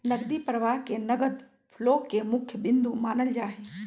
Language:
Magahi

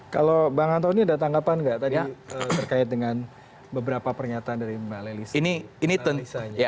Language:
Indonesian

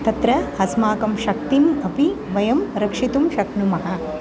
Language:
Sanskrit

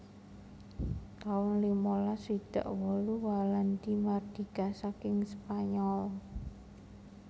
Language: Javanese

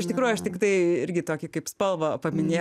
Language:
Lithuanian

